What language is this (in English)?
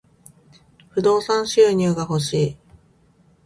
Japanese